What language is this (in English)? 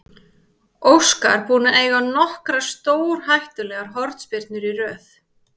Icelandic